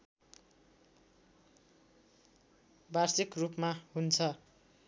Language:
Nepali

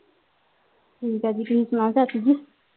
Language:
Punjabi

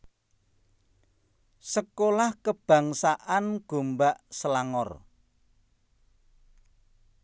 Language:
Javanese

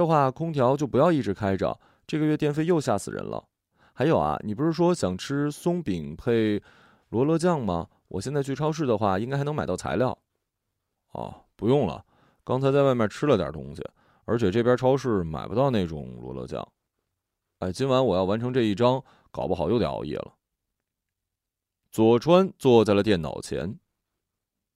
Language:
Chinese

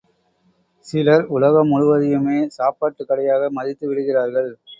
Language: Tamil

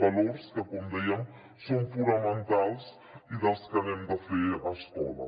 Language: Catalan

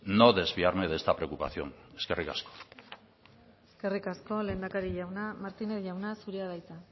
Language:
Basque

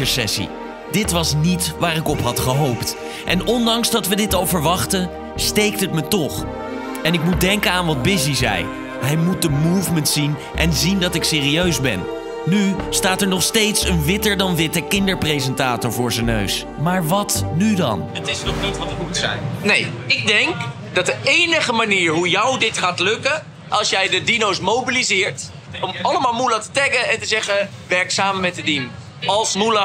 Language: Dutch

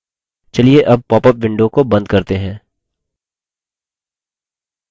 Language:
Hindi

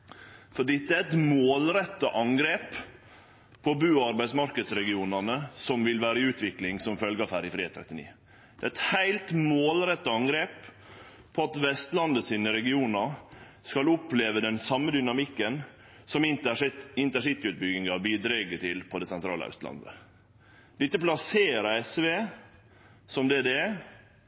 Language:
Norwegian Nynorsk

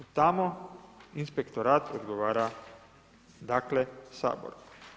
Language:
Croatian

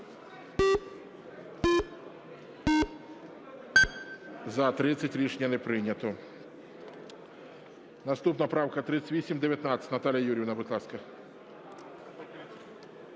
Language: Ukrainian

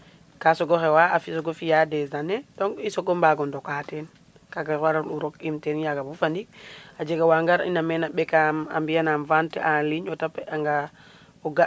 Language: Serer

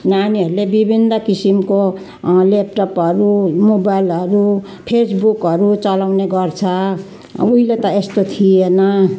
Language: Nepali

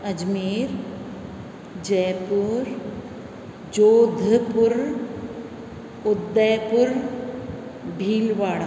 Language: Sindhi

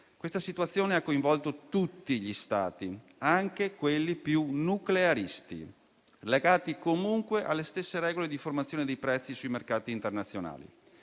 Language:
Italian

